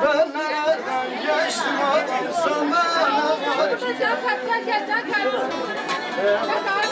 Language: Turkish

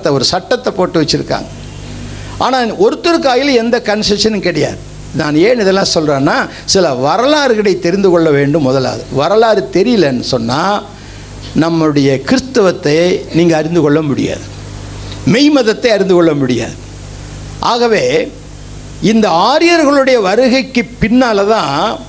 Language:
Tamil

